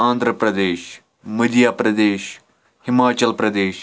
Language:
Kashmiri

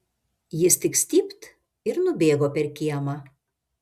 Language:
Lithuanian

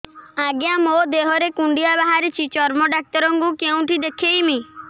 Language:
Odia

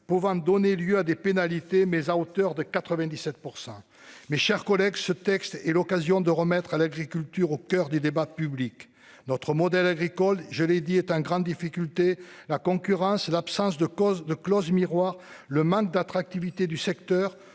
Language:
French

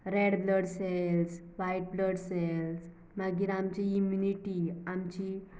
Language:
Konkani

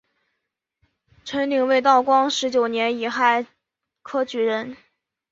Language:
Chinese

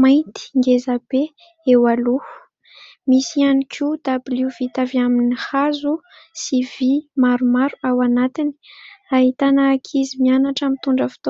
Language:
Malagasy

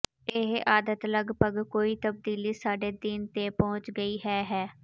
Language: Punjabi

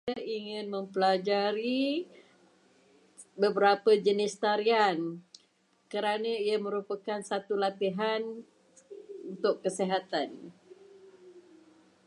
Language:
Malay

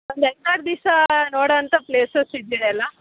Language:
Kannada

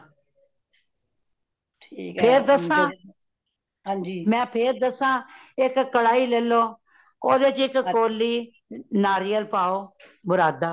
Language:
Punjabi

